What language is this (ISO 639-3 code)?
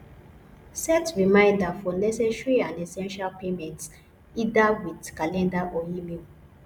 pcm